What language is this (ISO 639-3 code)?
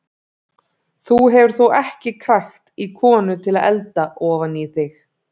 isl